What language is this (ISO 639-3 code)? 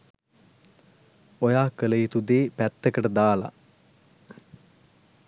sin